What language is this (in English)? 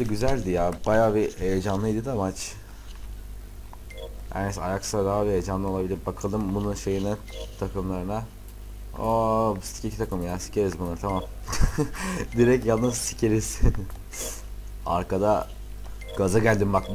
Turkish